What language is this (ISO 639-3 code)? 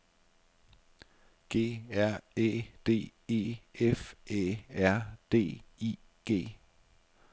dan